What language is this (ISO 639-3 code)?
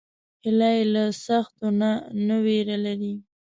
pus